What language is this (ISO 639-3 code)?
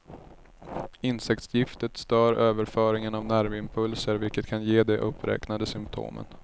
swe